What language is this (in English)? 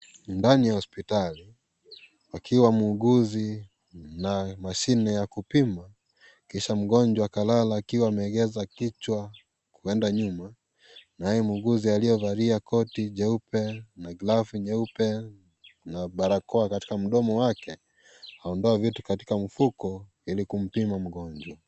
Swahili